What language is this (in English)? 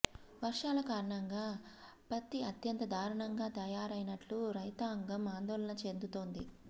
Telugu